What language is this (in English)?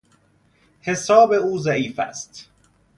Persian